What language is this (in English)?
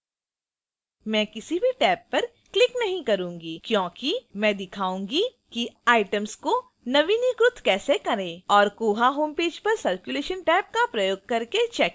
Hindi